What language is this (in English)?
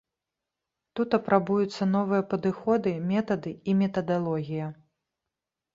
Belarusian